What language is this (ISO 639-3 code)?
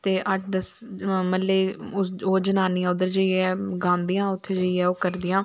doi